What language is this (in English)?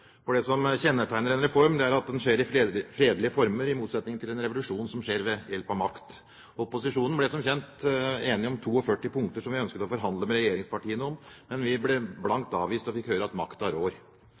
Norwegian Bokmål